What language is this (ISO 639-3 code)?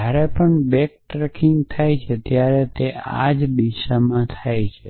guj